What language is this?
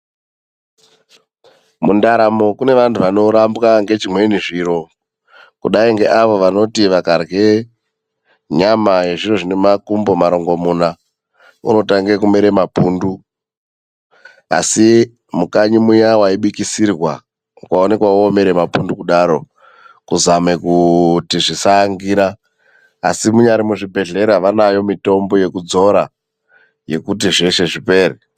Ndau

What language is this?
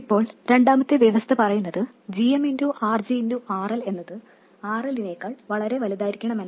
Malayalam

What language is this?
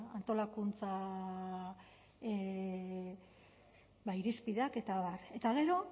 Basque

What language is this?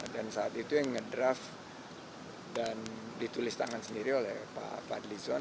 Indonesian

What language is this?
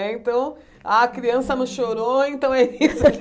Portuguese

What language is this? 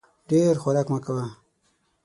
Pashto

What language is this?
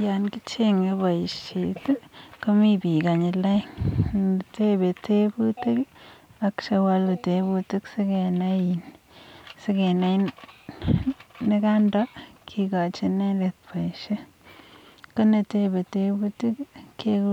Kalenjin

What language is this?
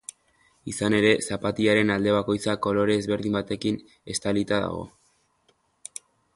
Basque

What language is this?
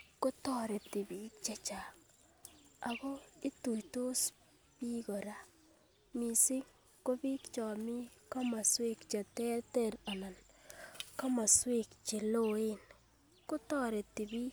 Kalenjin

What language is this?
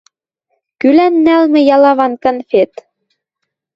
Western Mari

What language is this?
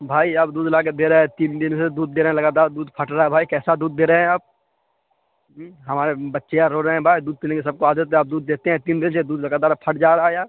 Urdu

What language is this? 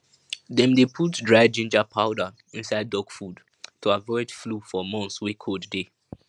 Nigerian Pidgin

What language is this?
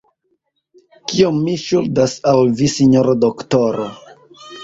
Esperanto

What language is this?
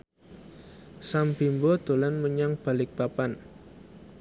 Javanese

